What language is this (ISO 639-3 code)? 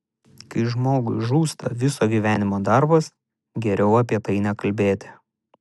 lit